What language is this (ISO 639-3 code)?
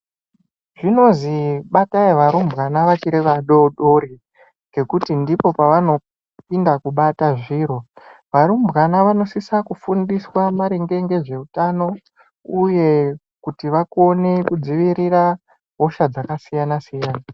ndc